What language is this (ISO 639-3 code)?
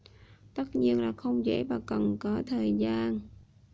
vie